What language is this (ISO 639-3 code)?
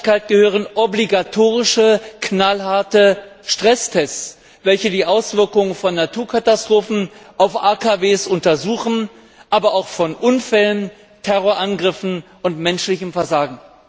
deu